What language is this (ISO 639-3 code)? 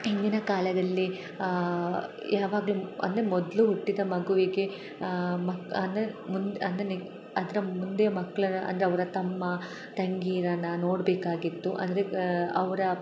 kan